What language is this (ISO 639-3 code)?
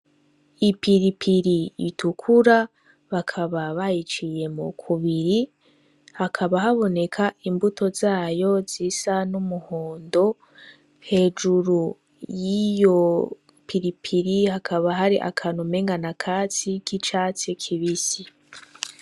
run